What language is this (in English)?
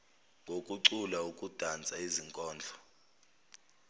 Zulu